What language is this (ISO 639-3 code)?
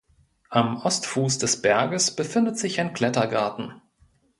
deu